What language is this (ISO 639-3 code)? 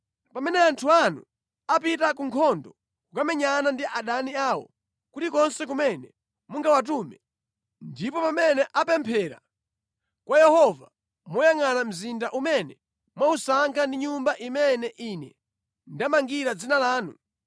nya